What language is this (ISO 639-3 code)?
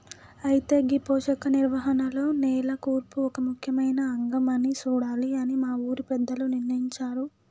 tel